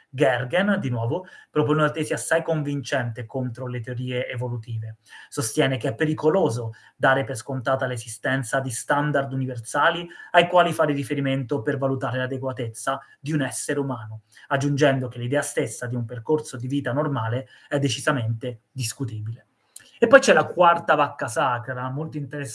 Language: Italian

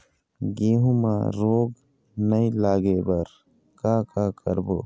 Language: Chhattisgarhi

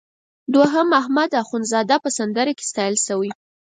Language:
Pashto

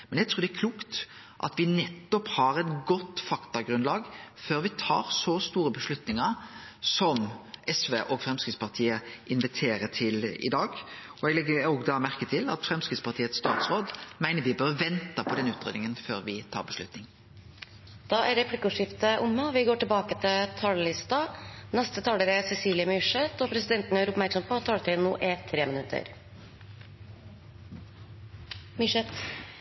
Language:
Norwegian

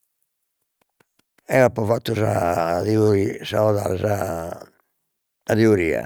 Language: Sardinian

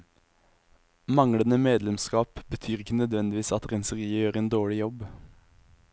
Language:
Norwegian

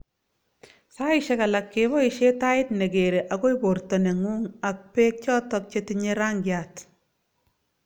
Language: Kalenjin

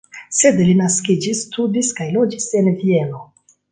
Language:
Esperanto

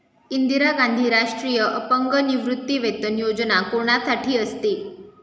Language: Marathi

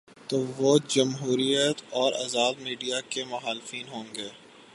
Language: Urdu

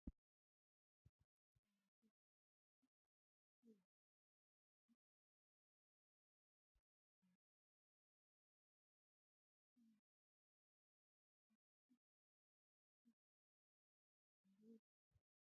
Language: Wolaytta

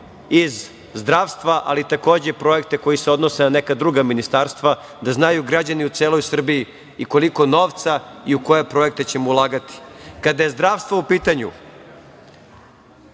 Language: Serbian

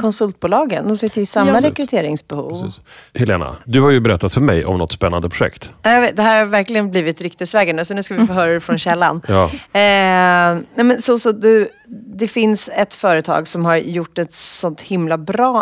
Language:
Swedish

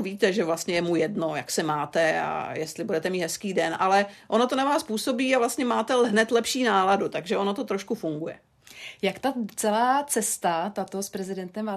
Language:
Czech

